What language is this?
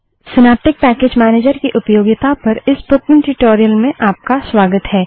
Hindi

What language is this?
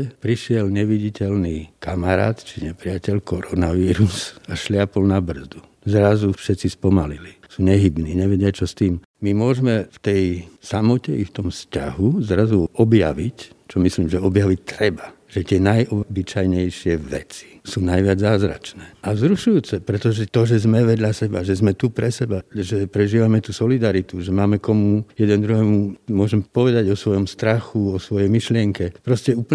Slovak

